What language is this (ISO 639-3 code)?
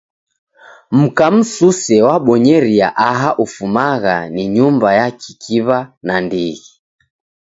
dav